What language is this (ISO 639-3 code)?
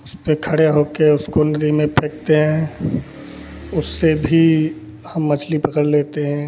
hin